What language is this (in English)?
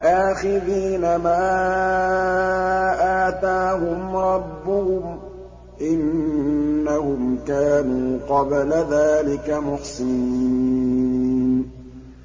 Arabic